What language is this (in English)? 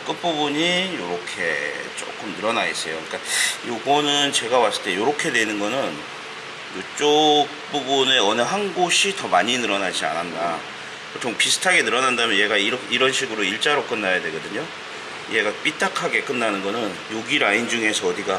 Korean